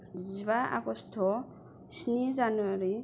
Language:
Bodo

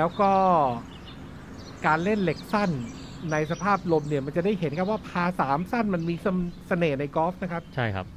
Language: Thai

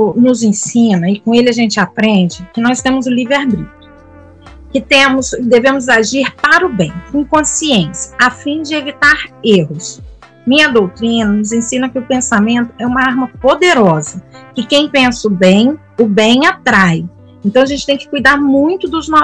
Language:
Portuguese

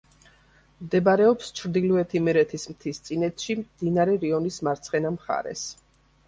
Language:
Georgian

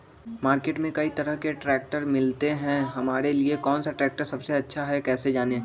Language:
Magahi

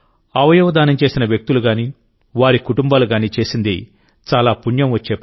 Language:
Telugu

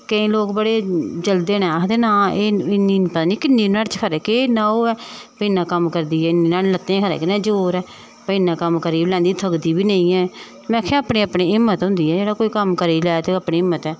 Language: Dogri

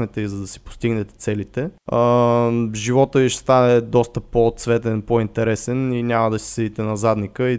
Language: Bulgarian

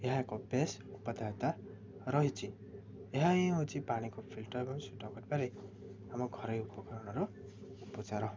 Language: Odia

